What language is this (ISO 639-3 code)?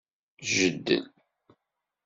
kab